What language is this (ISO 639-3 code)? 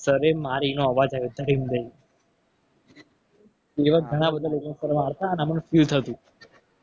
guj